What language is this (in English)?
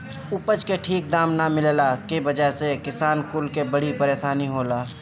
Bhojpuri